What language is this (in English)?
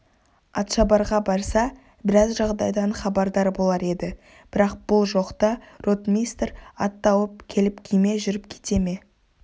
Kazakh